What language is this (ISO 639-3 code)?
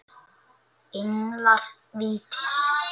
isl